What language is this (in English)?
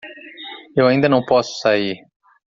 Portuguese